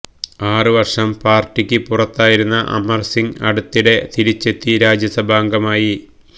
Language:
Malayalam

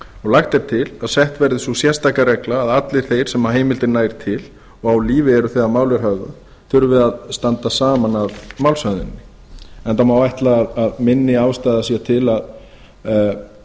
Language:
Icelandic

